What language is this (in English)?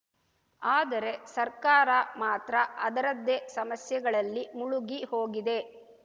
Kannada